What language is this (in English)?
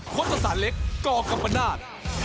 Thai